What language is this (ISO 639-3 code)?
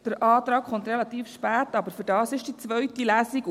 gsw